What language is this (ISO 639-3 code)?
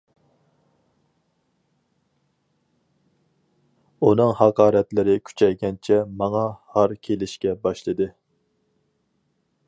uig